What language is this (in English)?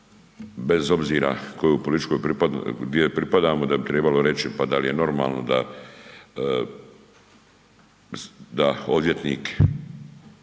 Croatian